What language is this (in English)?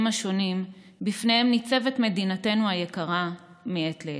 Hebrew